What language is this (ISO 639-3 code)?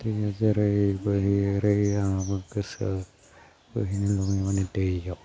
brx